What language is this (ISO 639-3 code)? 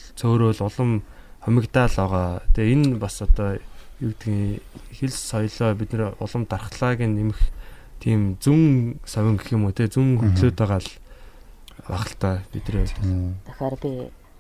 kor